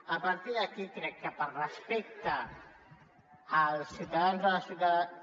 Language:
Catalan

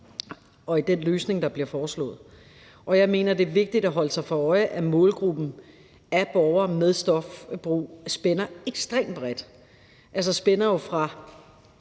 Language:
Danish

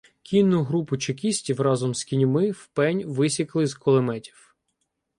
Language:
Ukrainian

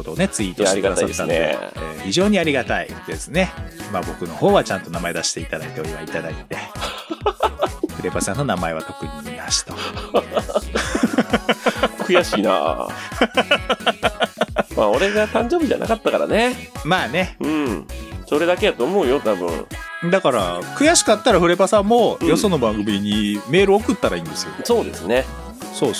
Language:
Japanese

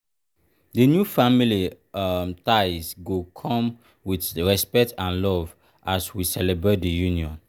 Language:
Nigerian Pidgin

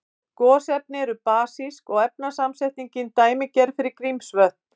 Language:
Icelandic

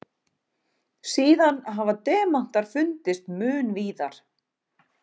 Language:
Icelandic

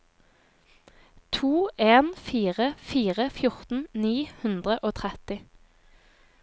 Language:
Norwegian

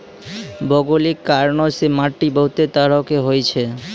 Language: Maithili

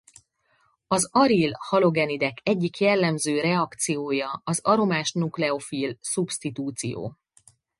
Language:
Hungarian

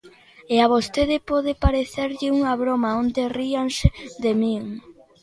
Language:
Galician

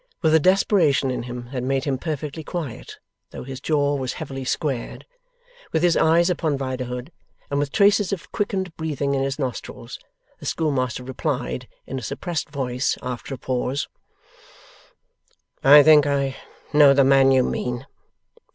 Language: English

